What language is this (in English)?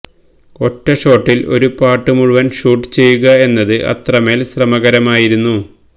Malayalam